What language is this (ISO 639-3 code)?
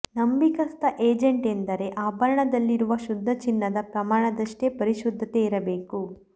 kan